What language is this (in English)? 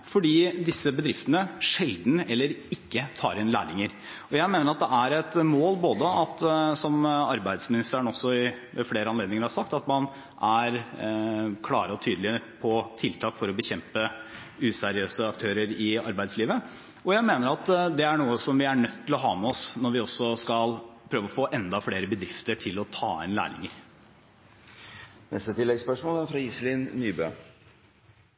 Norwegian